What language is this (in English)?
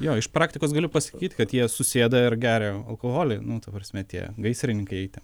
Lithuanian